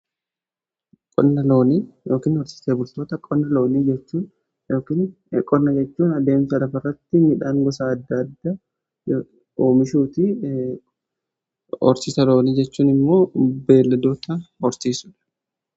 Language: Oromo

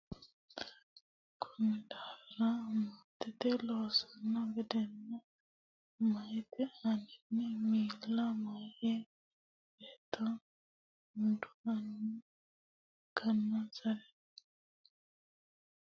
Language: Sidamo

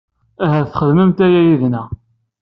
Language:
Kabyle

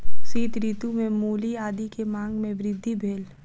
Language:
Maithili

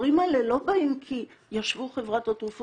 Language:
Hebrew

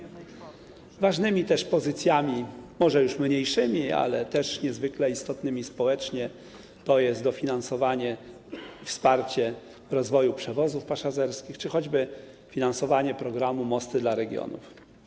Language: Polish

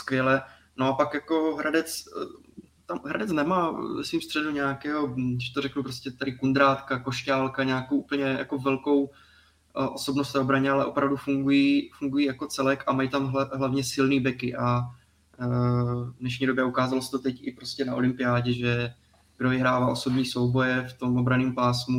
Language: Czech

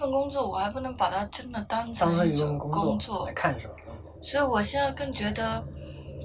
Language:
Chinese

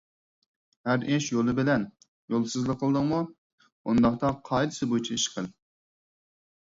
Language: Uyghur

